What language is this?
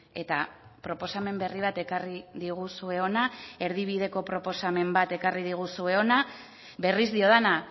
Basque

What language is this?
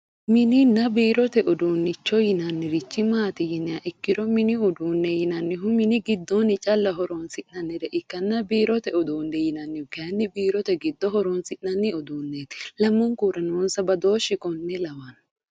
Sidamo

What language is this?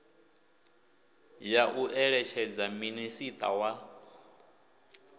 Venda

